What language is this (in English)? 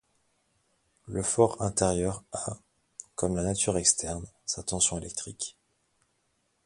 French